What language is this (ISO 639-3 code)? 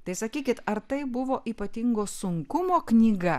lit